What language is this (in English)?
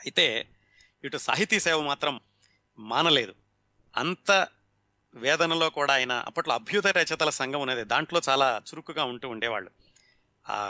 Telugu